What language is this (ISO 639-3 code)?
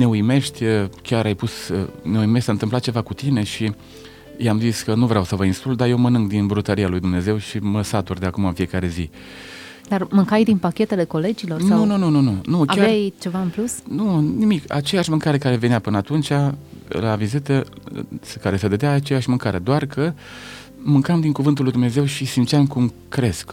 ron